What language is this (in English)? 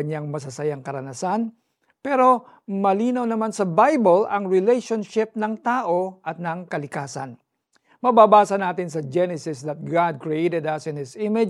Filipino